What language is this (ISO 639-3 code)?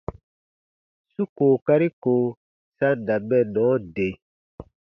bba